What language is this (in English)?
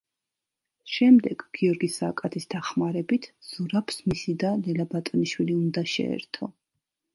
Georgian